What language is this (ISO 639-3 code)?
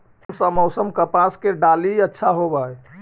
mag